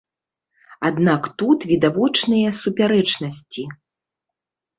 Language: Belarusian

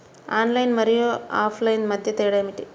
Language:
Telugu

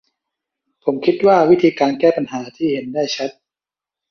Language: Thai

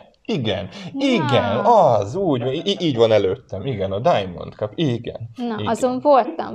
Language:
Hungarian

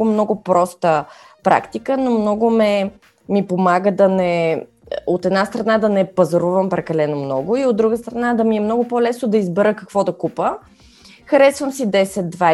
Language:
Bulgarian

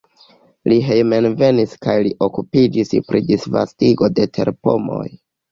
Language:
Esperanto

